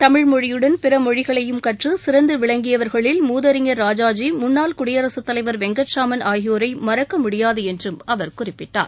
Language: Tamil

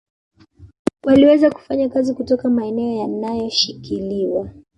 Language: Swahili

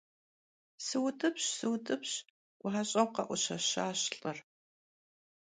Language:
Kabardian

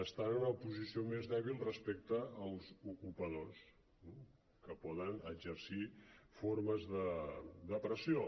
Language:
Catalan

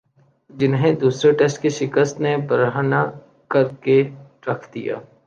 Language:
Urdu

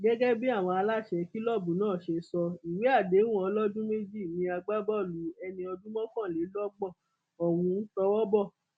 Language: Yoruba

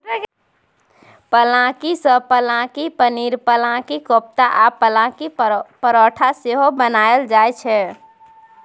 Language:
Maithili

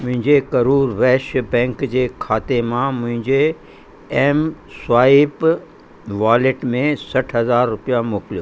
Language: Sindhi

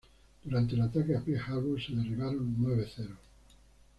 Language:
Spanish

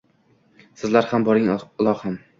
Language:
Uzbek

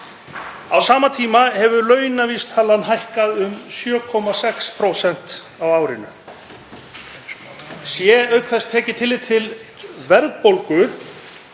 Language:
Icelandic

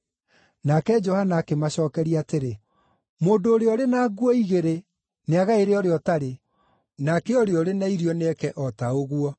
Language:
Kikuyu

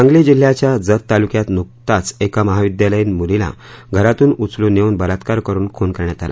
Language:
Marathi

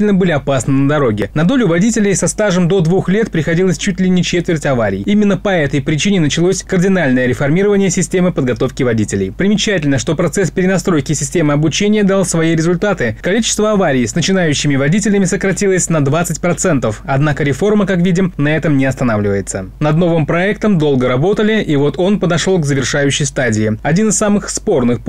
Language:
Russian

